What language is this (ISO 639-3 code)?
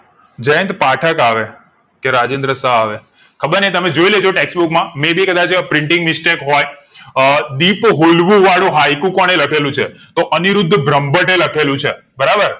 guj